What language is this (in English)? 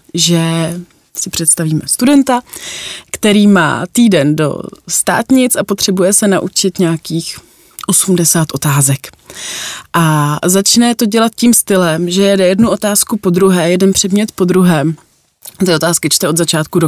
Czech